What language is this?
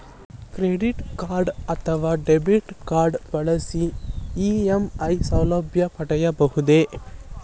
Kannada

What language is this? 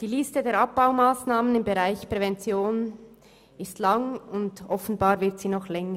Swiss German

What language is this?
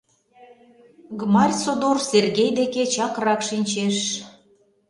Mari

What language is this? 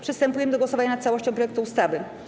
Polish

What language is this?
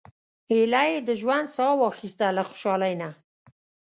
Pashto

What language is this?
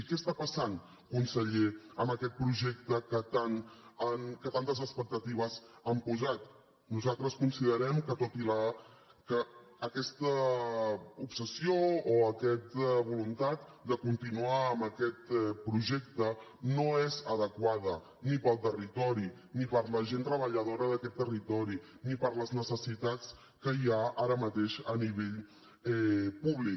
Catalan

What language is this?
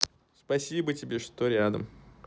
Russian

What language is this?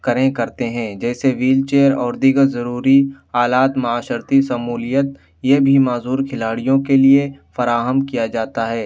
Urdu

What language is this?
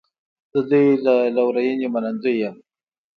Pashto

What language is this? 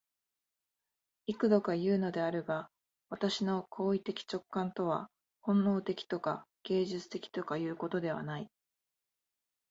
Japanese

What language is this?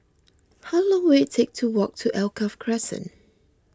English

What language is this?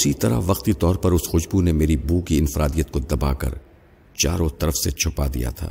Urdu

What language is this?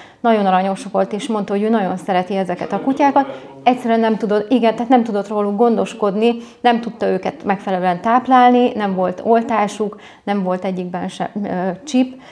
Hungarian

